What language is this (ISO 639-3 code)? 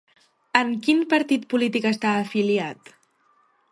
cat